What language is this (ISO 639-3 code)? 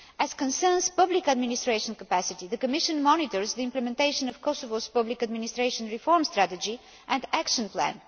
eng